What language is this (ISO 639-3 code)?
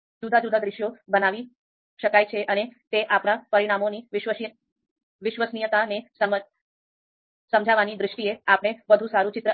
guj